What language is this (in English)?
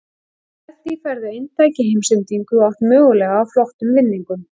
Icelandic